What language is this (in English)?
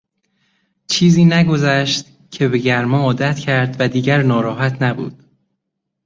Persian